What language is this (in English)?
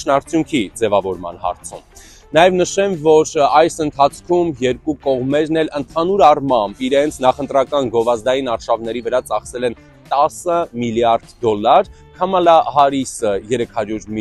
Romanian